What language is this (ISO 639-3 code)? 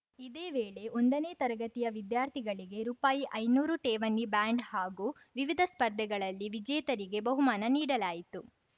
kan